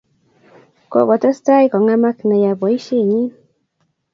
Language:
Kalenjin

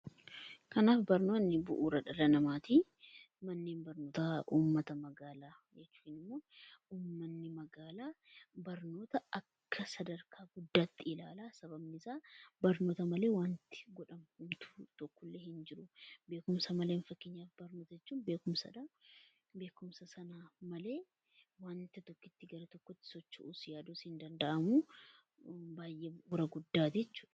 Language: Oromo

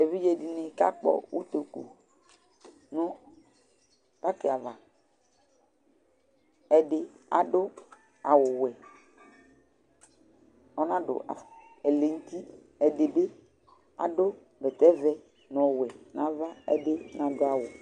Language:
Ikposo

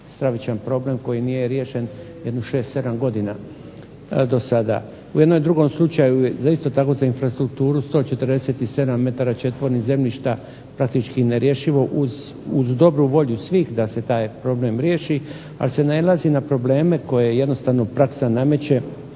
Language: Croatian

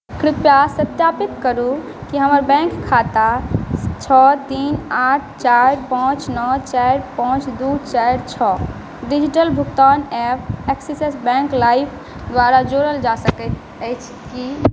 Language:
Maithili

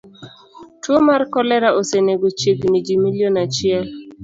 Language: Luo (Kenya and Tanzania)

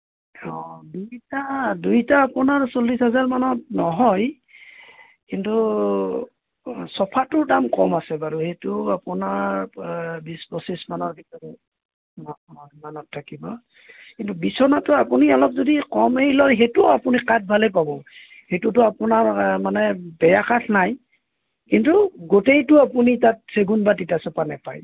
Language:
Assamese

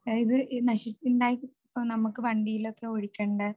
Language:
Malayalam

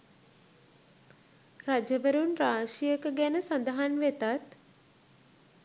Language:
Sinhala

